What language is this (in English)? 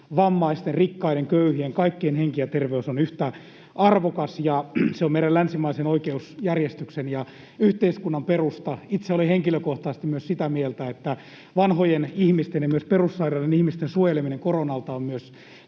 Finnish